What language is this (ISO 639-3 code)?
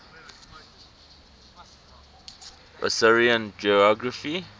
eng